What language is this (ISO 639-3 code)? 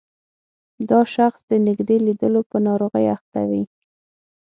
pus